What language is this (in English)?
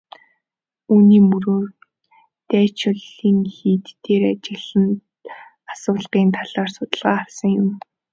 Mongolian